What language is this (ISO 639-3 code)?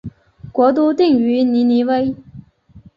zho